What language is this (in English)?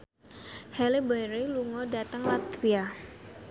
Javanese